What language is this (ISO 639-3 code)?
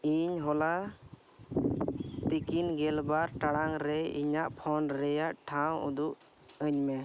sat